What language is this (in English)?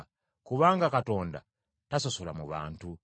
Ganda